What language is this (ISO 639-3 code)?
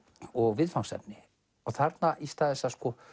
isl